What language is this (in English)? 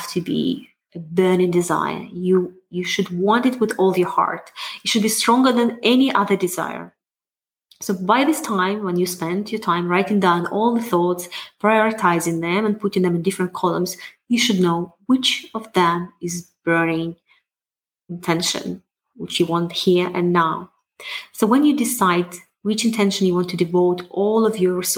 English